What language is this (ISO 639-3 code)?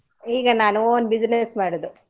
kan